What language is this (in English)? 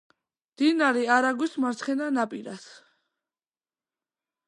Georgian